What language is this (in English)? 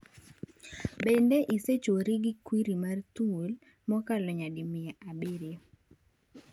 Luo (Kenya and Tanzania)